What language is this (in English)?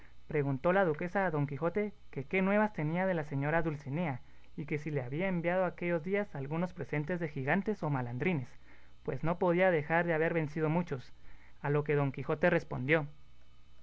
Spanish